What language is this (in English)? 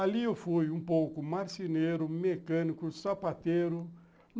Portuguese